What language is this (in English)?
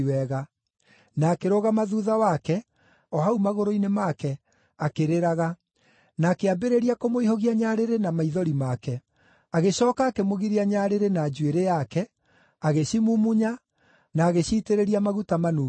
Kikuyu